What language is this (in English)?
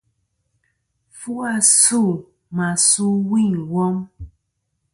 Kom